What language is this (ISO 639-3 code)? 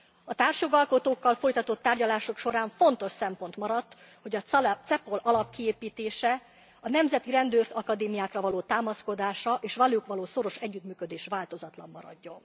hun